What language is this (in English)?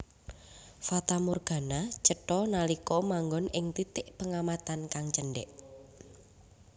Javanese